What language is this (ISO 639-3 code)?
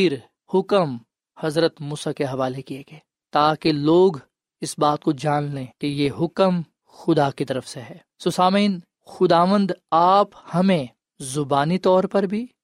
urd